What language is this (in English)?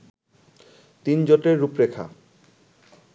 Bangla